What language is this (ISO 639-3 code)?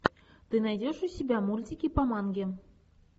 rus